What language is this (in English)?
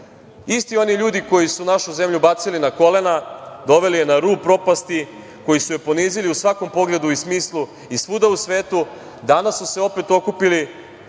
Serbian